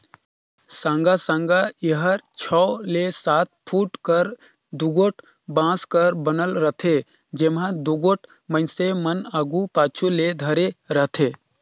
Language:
Chhattisgarhi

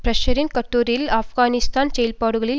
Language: Tamil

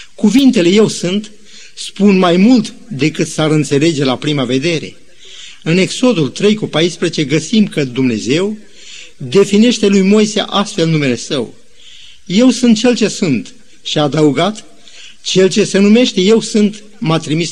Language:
Romanian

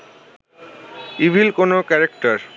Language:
Bangla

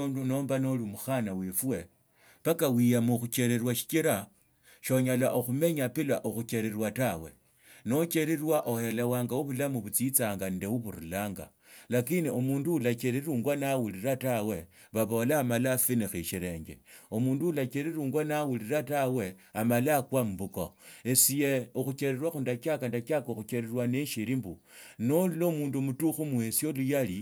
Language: Tsotso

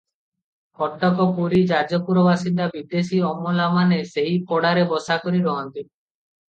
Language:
Odia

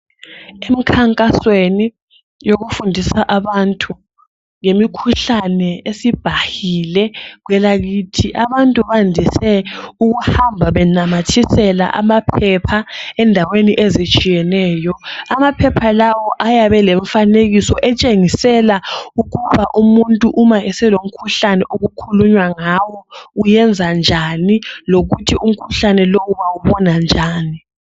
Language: North Ndebele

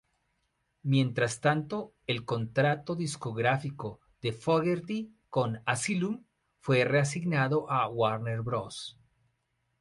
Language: Spanish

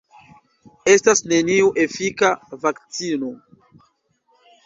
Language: Esperanto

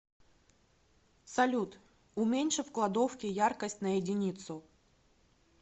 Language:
Russian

